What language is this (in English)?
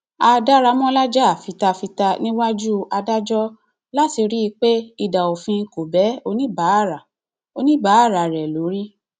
Yoruba